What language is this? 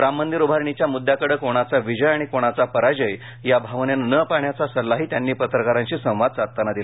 Marathi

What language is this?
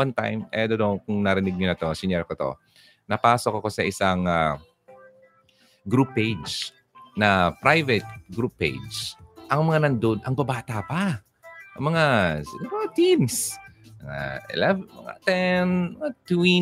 Filipino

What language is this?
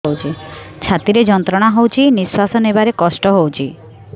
Odia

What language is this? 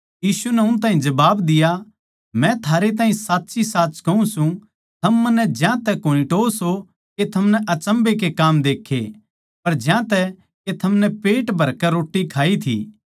Haryanvi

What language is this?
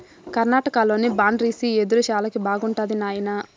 Telugu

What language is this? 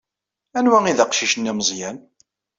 Kabyle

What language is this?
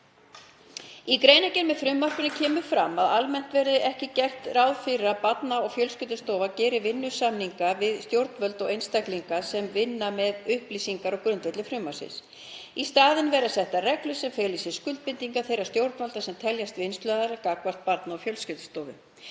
Icelandic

